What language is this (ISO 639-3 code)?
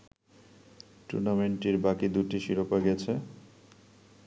ben